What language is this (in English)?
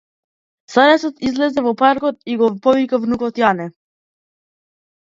Macedonian